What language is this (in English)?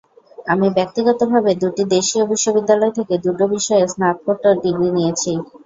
Bangla